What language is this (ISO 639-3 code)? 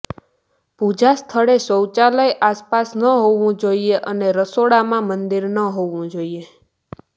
guj